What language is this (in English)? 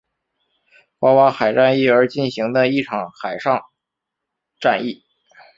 Chinese